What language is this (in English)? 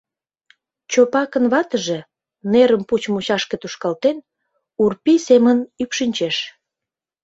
Mari